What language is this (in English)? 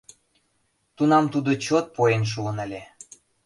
Mari